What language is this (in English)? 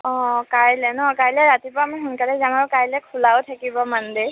Assamese